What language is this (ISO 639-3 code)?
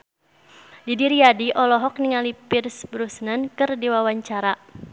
sun